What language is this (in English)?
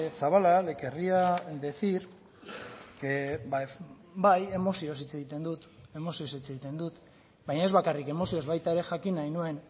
Basque